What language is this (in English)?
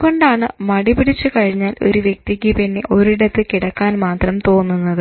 Malayalam